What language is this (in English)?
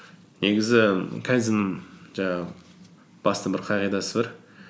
Kazakh